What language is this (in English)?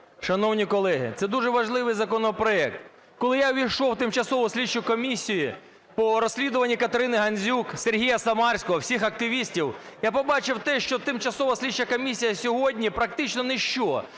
Ukrainian